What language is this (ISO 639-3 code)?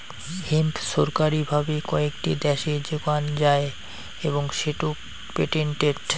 ben